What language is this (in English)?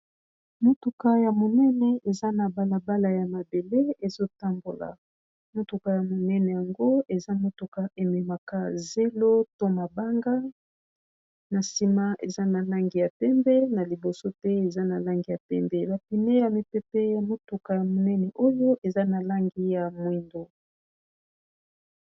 Lingala